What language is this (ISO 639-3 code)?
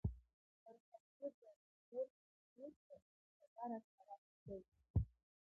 abk